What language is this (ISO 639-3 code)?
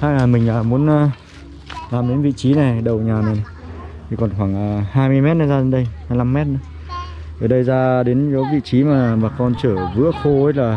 vie